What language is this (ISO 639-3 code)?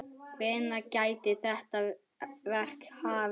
isl